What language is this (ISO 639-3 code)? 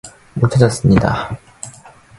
kor